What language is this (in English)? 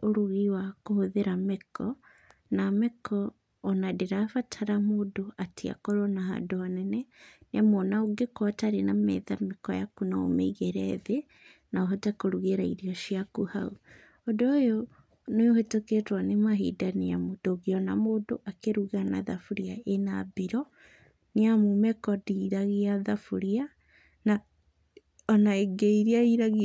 Kikuyu